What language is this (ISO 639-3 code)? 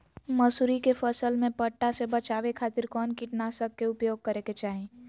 mag